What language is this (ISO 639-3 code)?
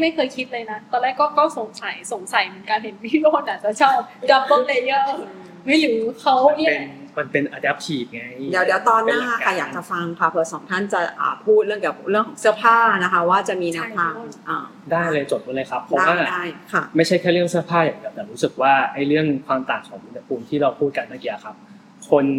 tha